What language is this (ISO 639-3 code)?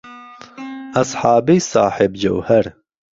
ckb